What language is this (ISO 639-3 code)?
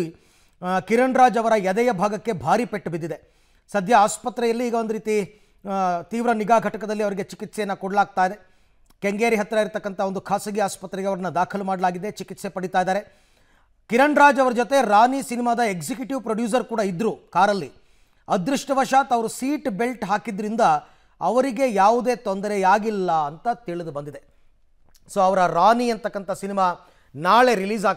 kan